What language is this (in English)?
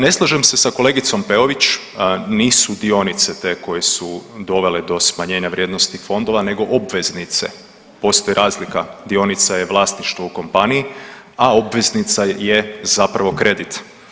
Croatian